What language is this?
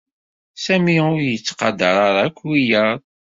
Kabyle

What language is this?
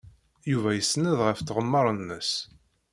Kabyle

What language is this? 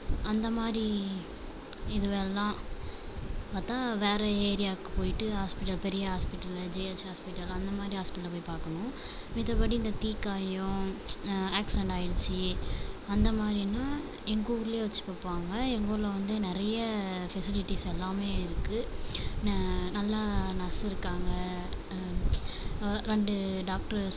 Tamil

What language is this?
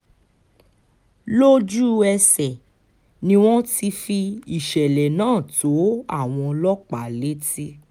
Yoruba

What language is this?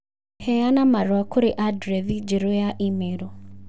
Kikuyu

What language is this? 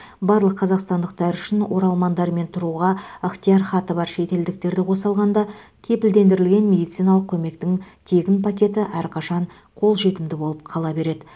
Kazakh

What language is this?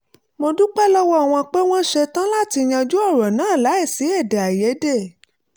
Yoruba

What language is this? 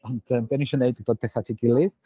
Welsh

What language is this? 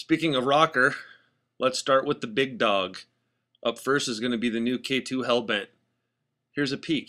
English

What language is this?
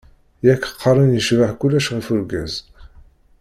Kabyle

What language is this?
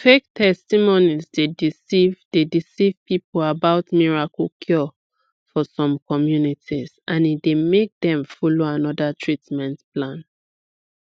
Nigerian Pidgin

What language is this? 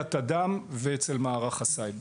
Hebrew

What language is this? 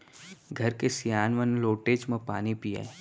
Chhattisgarhi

